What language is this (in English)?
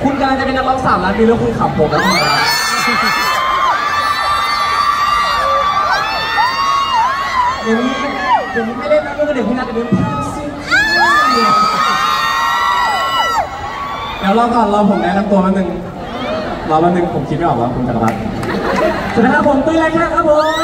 Thai